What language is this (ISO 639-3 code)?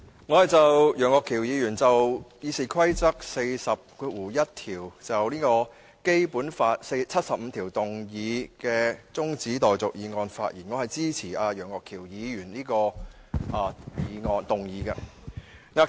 yue